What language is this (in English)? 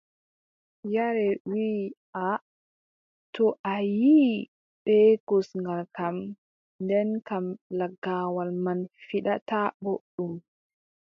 Adamawa Fulfulde